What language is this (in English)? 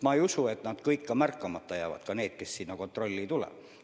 Estonian